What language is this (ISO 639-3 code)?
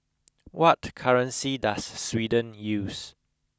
eng